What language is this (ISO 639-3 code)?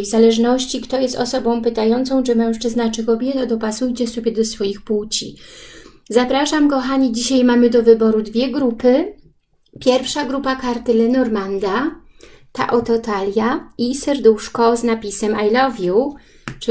pol